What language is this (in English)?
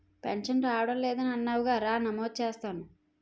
Telugu